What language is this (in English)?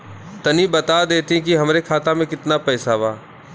Bhojpuri